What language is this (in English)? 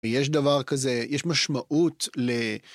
Hebrew